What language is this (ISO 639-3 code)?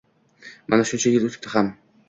uzb